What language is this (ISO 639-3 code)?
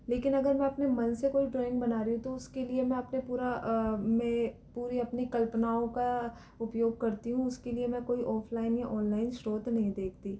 hin